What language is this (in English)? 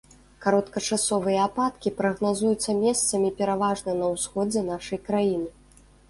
Belarusian